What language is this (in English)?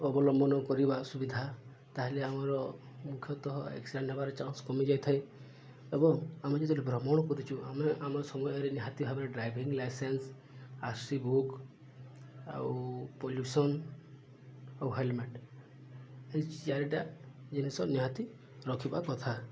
Odia